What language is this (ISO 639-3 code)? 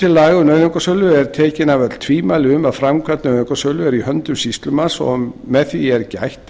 isl